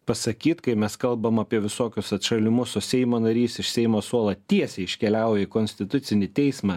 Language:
Lithuanian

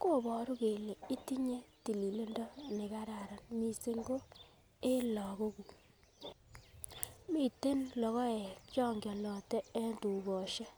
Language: Kalenjin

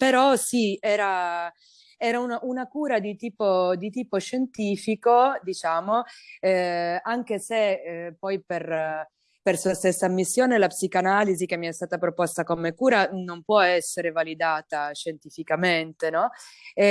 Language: Italian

